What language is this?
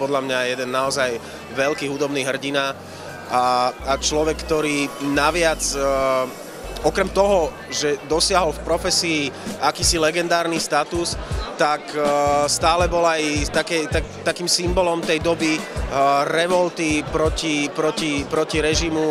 Slovak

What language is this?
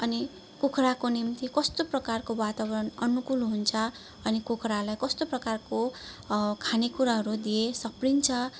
Nepali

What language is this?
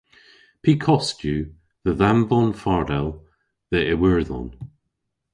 Cornish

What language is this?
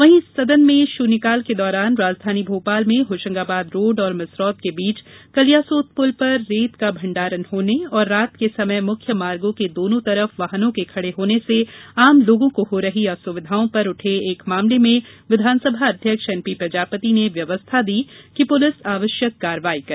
Hindi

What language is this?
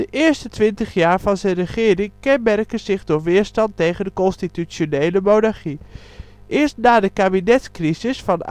Dutch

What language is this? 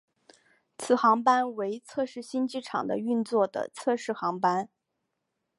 Chinese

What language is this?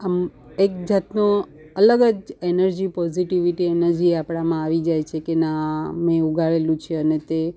Gujarati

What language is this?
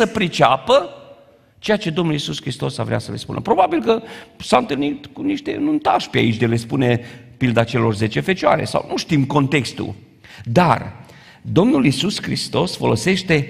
Romanian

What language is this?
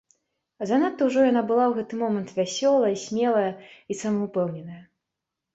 Belarusian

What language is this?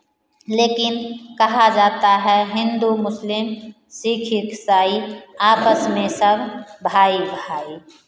Hindi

